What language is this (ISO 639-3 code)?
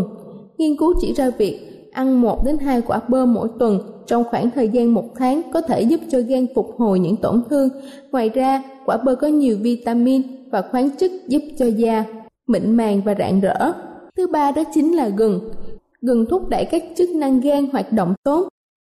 vie